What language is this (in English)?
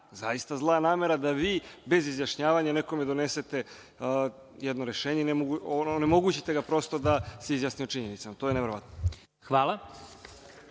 Serbian